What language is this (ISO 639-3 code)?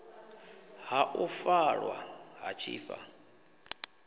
ven